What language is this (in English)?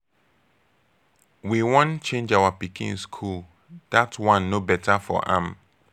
Nigerian Pidgin